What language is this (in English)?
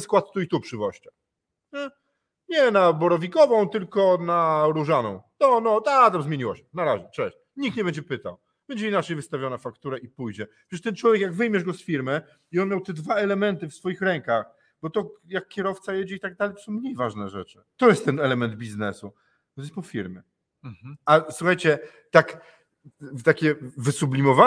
Polish